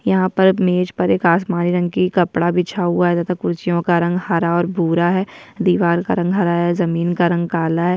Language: Hindi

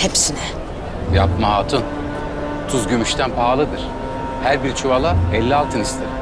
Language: Turkish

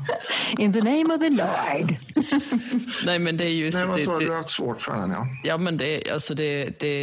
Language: Swedish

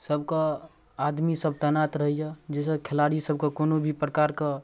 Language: Maithili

